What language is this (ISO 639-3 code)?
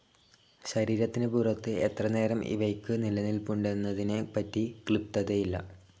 mal